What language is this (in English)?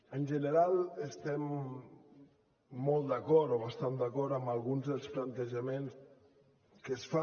Catalan